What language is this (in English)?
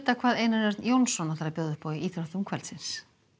Icelandic